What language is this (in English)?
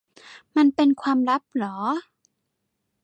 Thai